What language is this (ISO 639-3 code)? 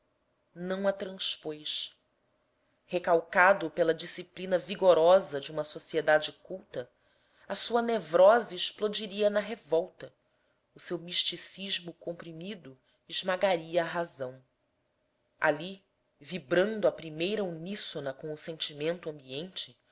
por